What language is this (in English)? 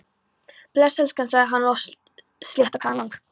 Icelandic